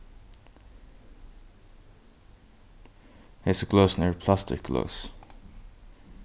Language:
Faroese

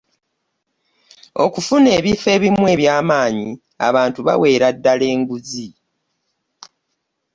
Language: Ganda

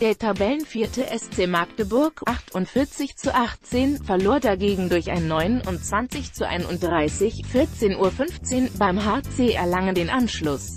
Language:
German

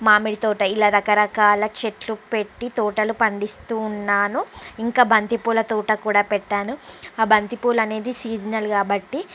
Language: Telugu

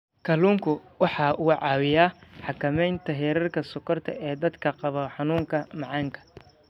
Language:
Somali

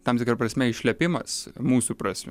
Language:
Lithuanian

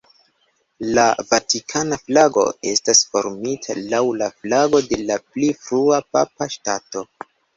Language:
Esperanto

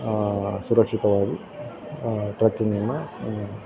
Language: Kannada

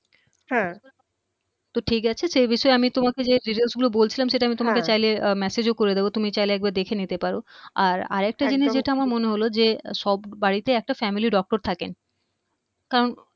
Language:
Bangla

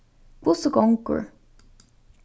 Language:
Faroese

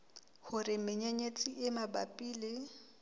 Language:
Southern Sotho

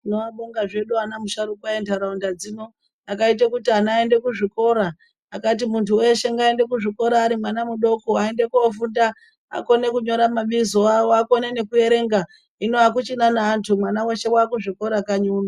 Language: Ndau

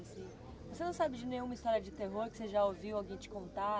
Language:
Portuguese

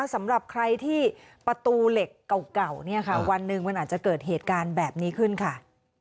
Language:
Thai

